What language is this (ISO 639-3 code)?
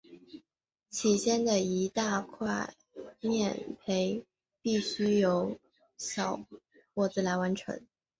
zho